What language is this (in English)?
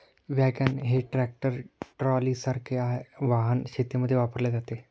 Marathi